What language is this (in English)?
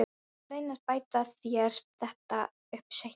Icelandic